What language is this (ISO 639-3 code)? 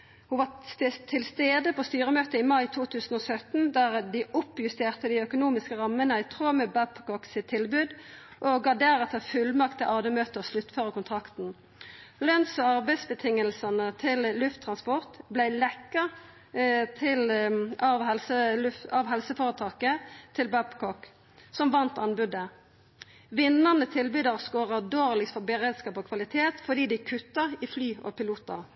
nno